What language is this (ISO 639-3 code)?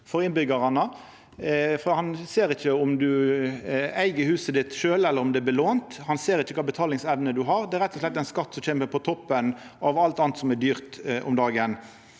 nor